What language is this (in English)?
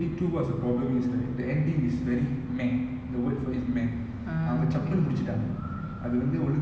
English